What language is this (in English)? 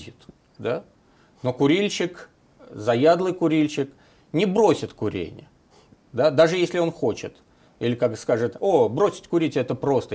Russian